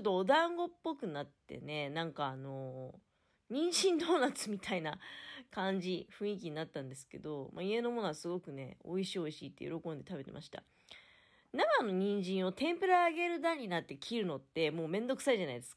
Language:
Japanese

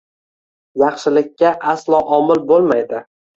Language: Uzbek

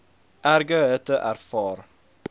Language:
Afrikaans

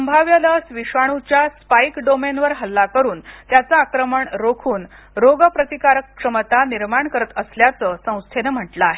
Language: Marathi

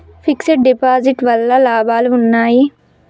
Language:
Telugu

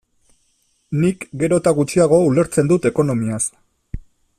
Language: Basque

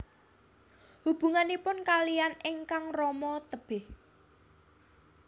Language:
Javanese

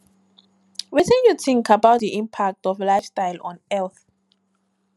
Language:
Nigerian Pidgin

